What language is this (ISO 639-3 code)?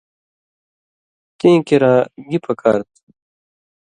mvy